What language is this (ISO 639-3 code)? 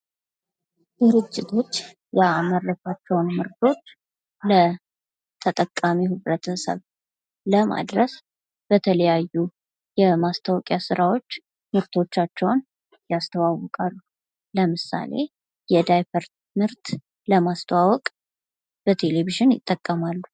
amh